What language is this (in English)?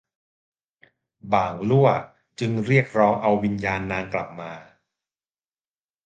Thai